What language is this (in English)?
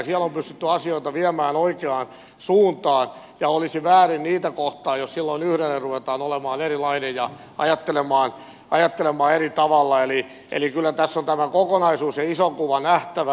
Finnish